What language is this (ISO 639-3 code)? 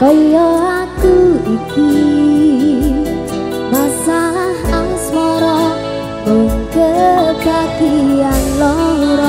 ind